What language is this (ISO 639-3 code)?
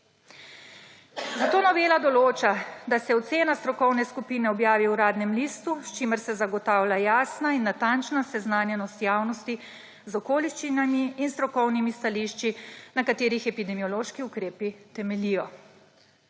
slv